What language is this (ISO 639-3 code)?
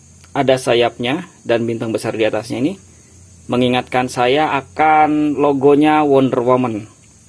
ind